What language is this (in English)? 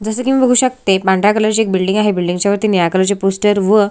Marathi